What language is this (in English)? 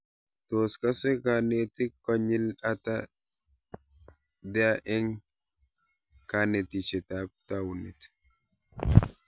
Kalenjin